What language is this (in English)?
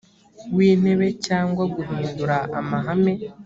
Kinyarwanda